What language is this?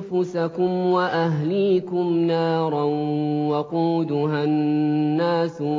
Arabic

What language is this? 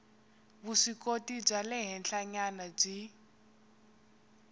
Tsonga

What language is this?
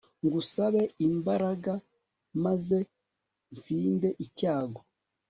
Kinyarwanda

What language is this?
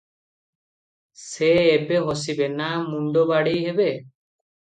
Odia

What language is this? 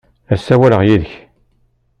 Kabyle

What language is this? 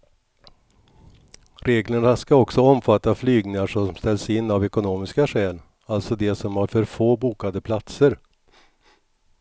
Swedish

